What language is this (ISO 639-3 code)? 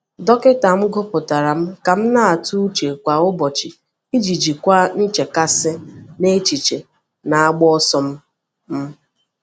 ibo